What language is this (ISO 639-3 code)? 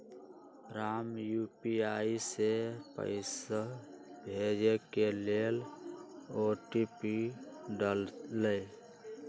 mag